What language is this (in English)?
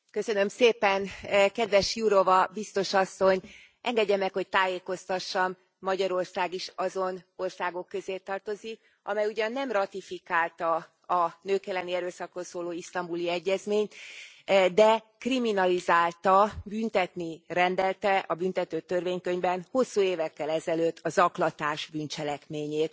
Hungarian